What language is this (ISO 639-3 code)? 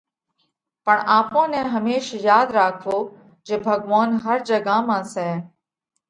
kvx